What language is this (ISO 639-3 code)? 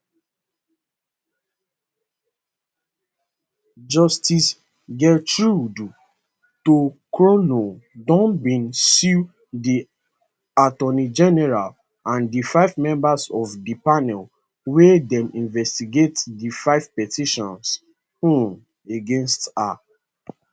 pcm